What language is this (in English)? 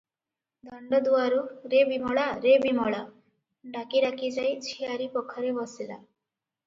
Odia